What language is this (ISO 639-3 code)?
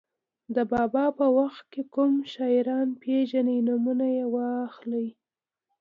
pus